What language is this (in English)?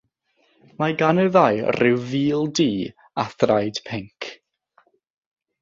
Welsh